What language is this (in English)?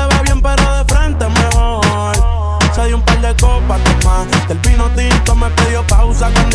Arabic